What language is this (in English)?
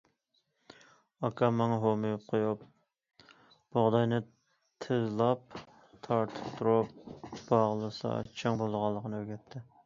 Uyghur